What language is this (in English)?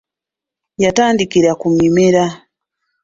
Ganda